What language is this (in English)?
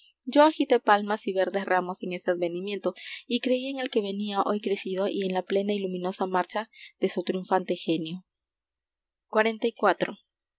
Spanish